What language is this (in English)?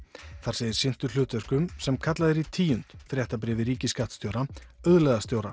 Icelandic